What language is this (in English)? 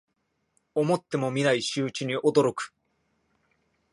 Japanese